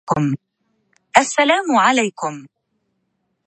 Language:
Arabic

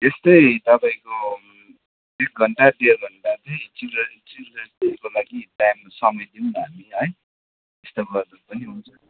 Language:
Nepali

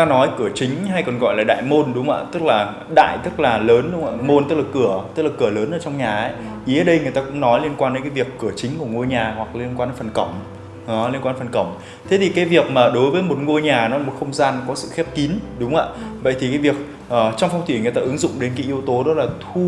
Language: Vietnamese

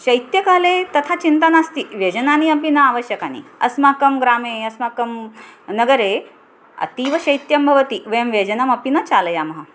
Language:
Sanskrit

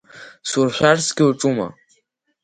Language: Abkhazian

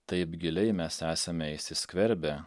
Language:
Lithuanian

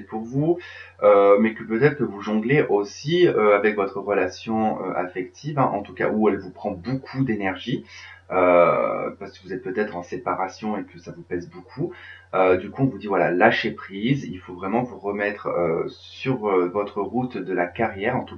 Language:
French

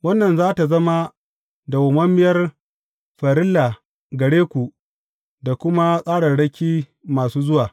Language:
Hausa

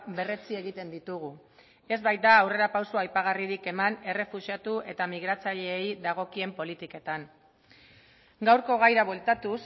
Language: Basque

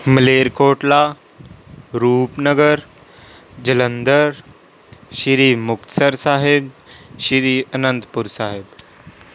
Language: Punjabi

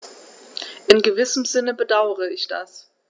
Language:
German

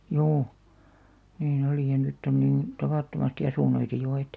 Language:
Finnish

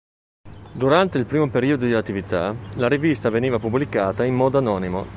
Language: Italian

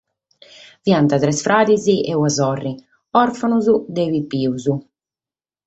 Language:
Sardinian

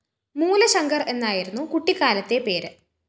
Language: Malayalam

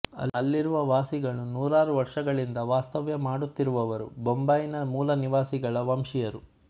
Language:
Kannada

